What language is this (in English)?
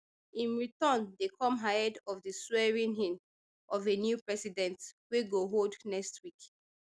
Nigerian Pidgin